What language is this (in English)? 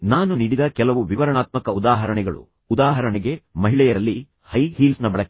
Kannada